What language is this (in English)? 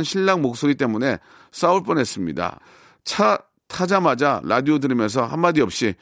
Korean